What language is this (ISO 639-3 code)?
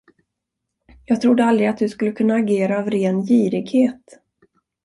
swe